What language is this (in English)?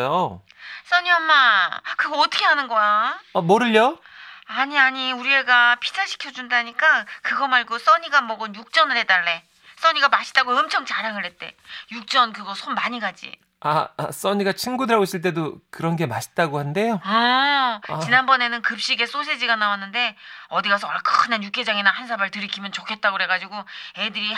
Korean